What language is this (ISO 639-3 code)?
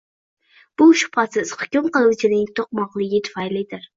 uzb